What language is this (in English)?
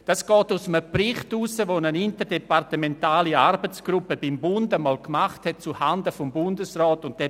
Swiss German